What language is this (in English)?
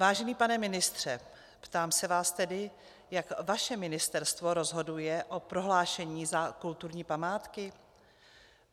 Czech